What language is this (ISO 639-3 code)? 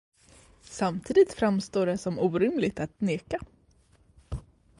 swe